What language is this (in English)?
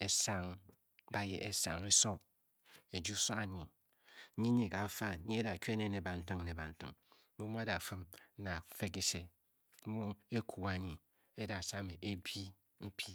Bokyi